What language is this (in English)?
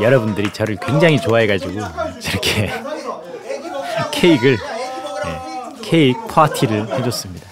Korean